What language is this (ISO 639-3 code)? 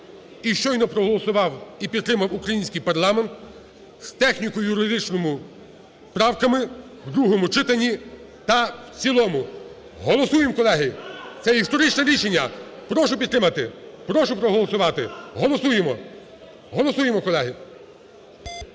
ukr